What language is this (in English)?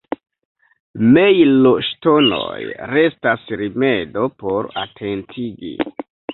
Esperanto